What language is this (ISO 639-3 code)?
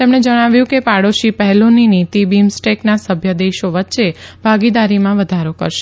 guj